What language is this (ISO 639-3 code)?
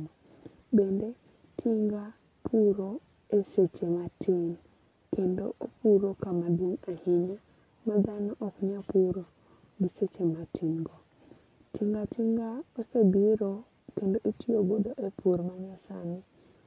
luo